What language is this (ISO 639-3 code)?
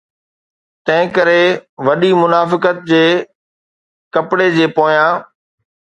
snd